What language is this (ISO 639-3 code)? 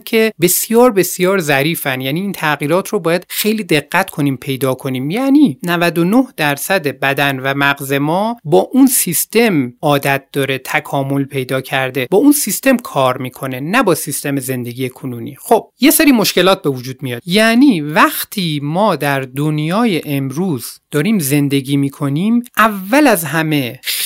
fas